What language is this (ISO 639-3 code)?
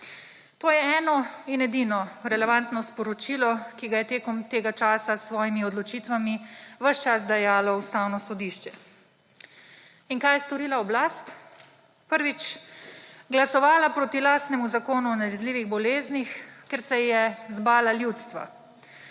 slv